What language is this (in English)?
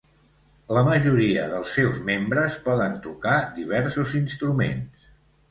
Catalan